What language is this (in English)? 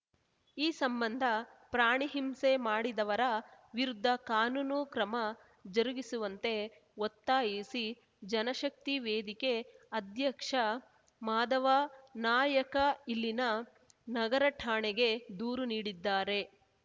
Kannada